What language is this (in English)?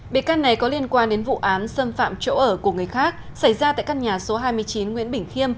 Vietnamese